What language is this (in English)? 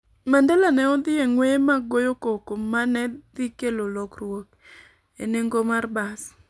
Luo (Kenya and Tanzania)